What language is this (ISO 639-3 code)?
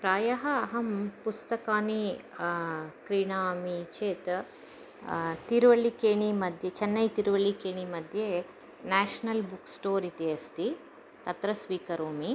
san